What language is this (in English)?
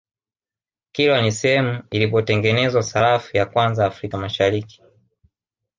Swahili